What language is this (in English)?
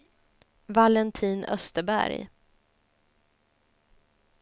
Swedish